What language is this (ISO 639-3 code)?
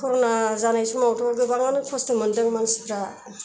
brx